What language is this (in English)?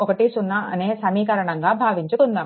Telugu